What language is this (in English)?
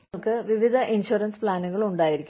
Malayalam